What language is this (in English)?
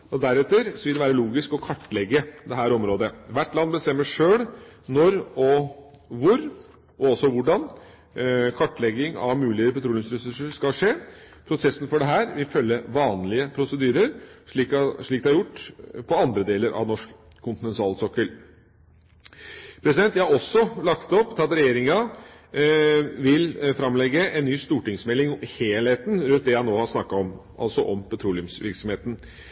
Norwegian Bokmål